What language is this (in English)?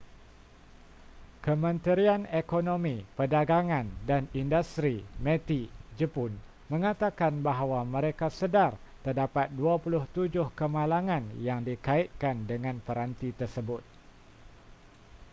Malay